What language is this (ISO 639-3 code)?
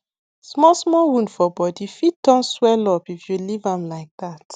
pcm